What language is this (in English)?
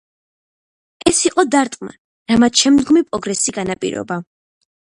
Georgian